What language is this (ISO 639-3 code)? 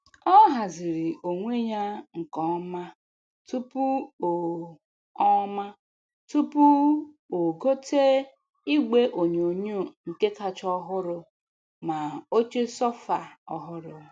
ibo